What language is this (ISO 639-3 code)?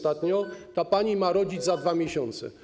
pol